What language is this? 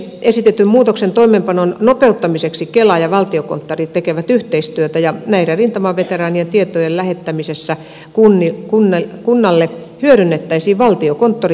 Finnish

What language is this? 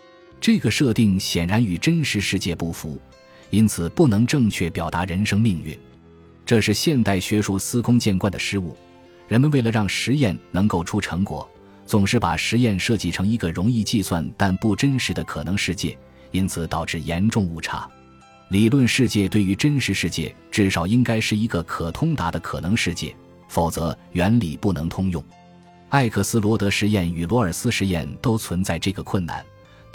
Chinese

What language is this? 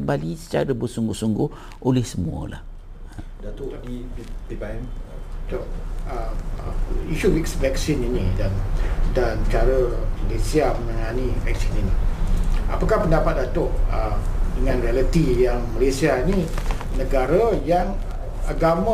Malay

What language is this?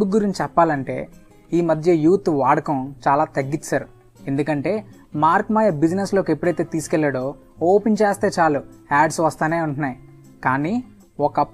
Telugu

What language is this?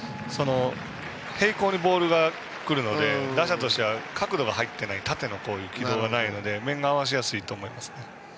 Japanese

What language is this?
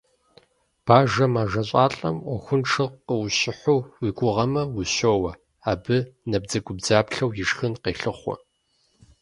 Kabardian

